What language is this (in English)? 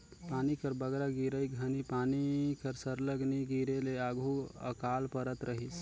Chhattisgarhi